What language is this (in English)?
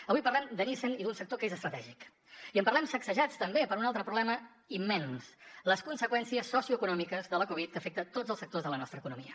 Catalan